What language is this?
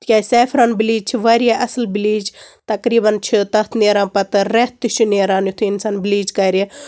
Kashmiri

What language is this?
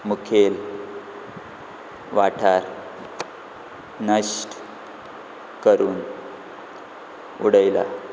Konkani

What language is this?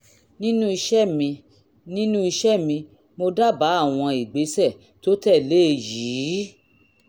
Yoruba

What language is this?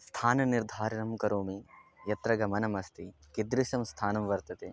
Sanskrit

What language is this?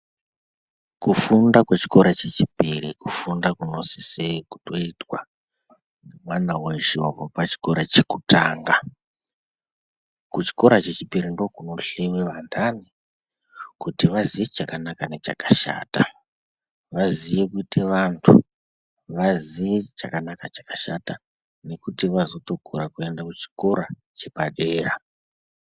Ndau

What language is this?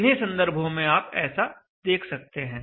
Hindi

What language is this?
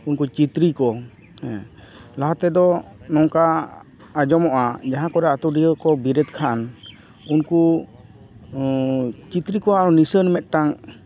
Santali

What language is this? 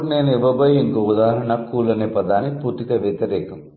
Telugu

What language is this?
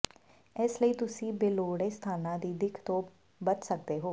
Punjabi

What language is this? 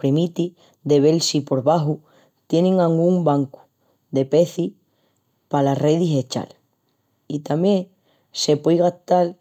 Extremaduran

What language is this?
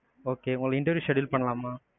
Tamil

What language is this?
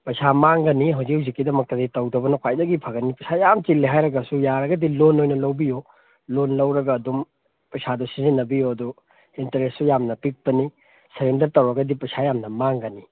Manipuri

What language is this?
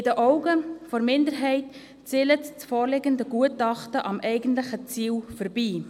Swiss German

